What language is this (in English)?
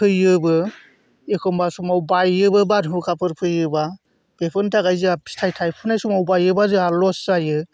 Bodo